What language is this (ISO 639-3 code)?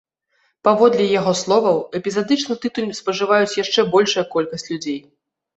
bel